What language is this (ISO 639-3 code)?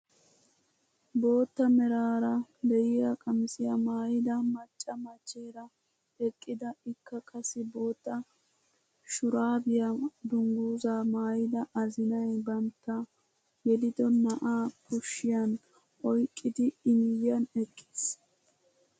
wal